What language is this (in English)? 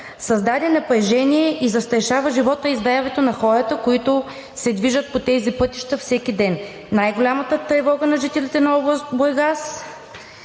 Bulgarian